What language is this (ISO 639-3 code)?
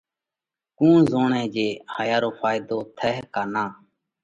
kvx